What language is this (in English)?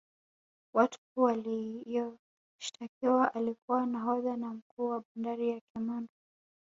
Swahili